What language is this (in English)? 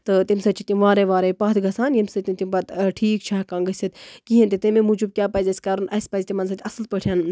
Kashmiri